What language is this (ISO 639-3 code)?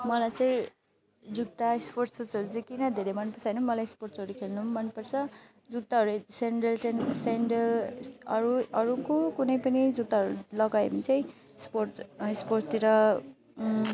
nep